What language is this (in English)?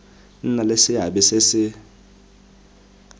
Tswana